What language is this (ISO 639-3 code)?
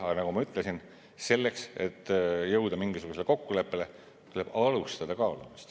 est